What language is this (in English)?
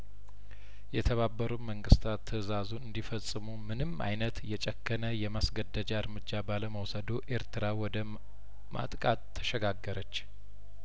Amharic